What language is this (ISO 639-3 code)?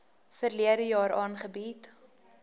afr